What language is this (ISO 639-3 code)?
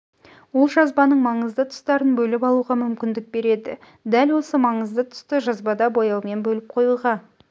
kaz